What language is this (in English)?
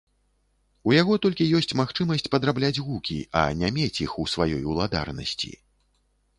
Belarusian